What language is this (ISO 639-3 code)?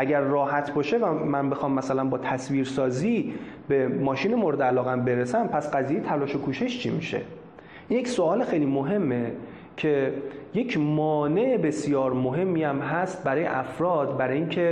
fas